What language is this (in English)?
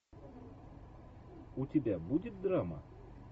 Russian